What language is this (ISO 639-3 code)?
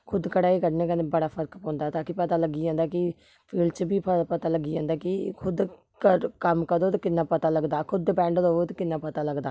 doi